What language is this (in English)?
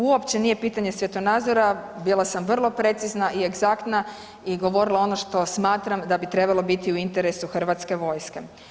Croatian